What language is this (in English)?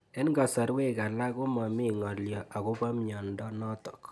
Kalenjin